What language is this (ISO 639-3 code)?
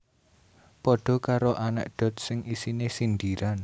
jav